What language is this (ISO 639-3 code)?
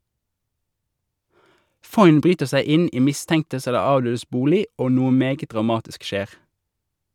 nor